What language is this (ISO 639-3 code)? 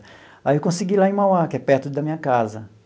por